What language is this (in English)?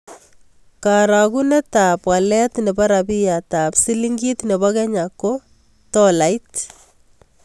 Kalenjin